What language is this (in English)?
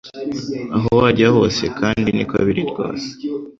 Kinyarwanda